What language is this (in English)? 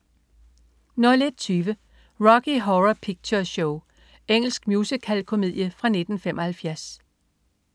Danish